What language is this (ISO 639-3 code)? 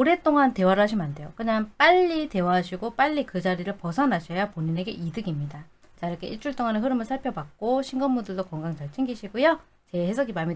kor